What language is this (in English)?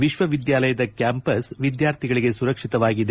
Kannada